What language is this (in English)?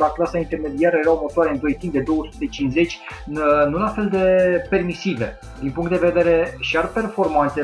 Romanian